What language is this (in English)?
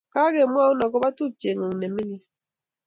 Kalenjin